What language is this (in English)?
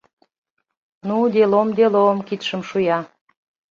Mari